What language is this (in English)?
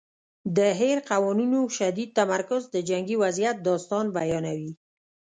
Pashto